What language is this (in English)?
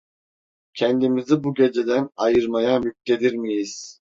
Turkish